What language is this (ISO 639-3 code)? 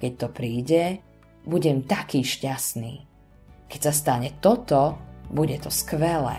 slk